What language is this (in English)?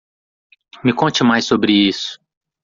Portuguese